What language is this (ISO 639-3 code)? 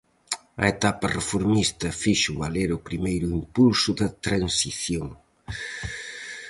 glg